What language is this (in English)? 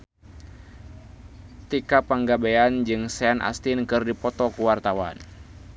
Sundanese